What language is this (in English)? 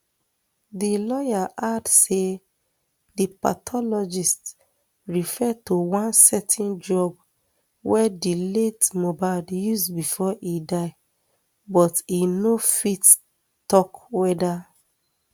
Nigerian Pidgin